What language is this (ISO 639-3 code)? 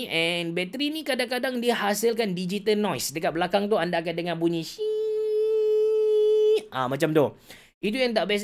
msa